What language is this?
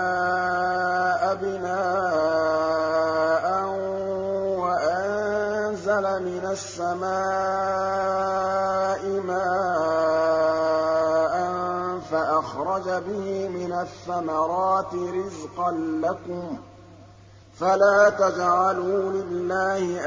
Arabic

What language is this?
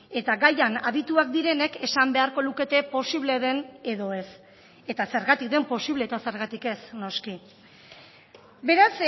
Basque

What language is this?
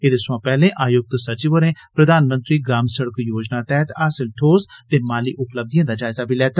Dogri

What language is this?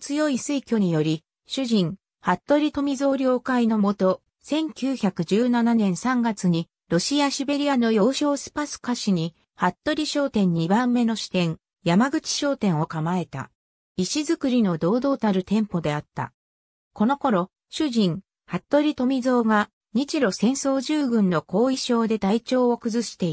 Japanese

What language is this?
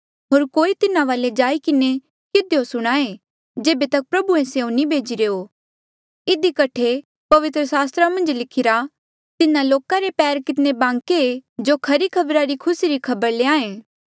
Mandeali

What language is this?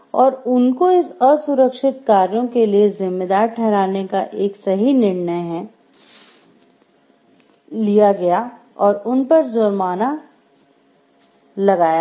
Hindi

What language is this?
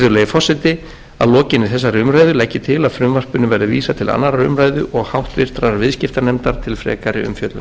Icelandic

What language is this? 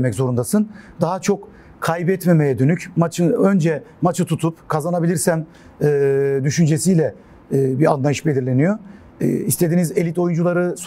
Turkish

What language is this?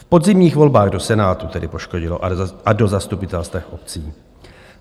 Czech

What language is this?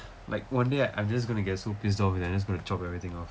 English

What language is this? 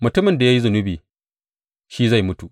Hausa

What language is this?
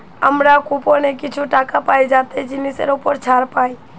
Bangla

